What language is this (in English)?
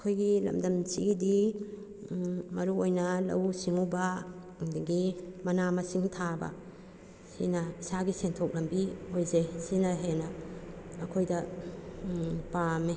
Manipuri